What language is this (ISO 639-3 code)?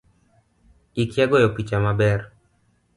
luo